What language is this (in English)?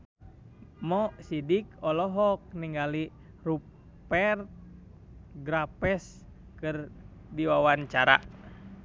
Sundanese